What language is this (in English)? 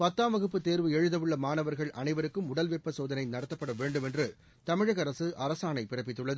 Tamil